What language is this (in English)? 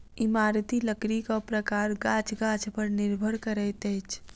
Maithili